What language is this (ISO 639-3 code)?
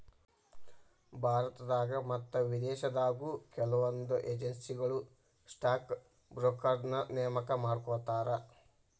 kan